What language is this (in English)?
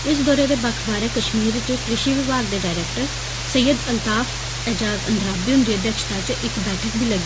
Dogri